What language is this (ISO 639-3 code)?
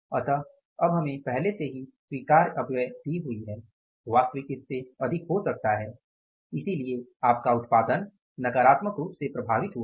hin